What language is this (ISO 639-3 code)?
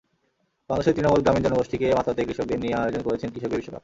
ben